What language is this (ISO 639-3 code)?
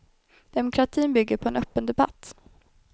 swe